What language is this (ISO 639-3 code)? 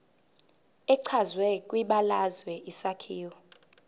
zul